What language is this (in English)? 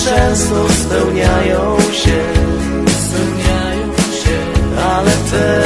Polish